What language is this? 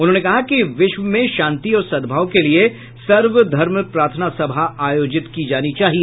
Hindi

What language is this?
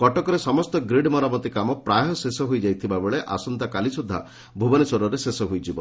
Odia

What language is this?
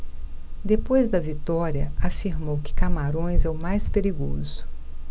Portuguese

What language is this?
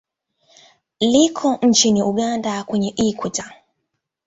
Swahili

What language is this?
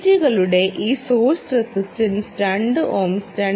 Malayalam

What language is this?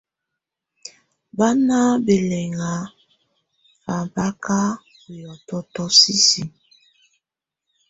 Tunen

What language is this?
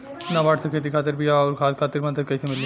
Bhojpuri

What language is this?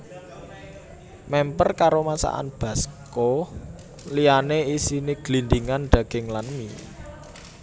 Javanese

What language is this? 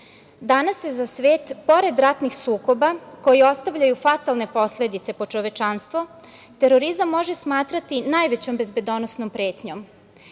Serbian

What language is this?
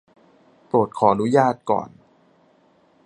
Thai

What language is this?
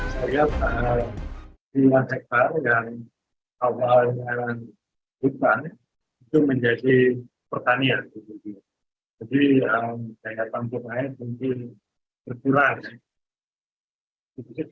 Indonesian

